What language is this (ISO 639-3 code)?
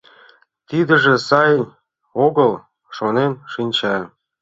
chm